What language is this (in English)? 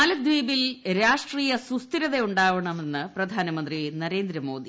Malayalam